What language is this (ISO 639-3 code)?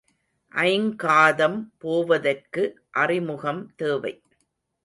tam